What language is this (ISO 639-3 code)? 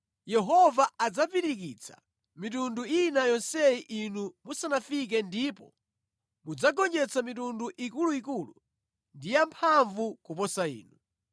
nya